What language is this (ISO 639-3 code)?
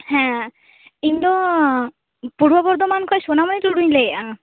sat